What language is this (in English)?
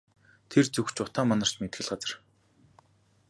Mongolian